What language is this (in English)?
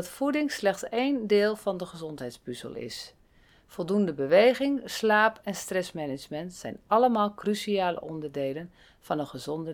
Dutch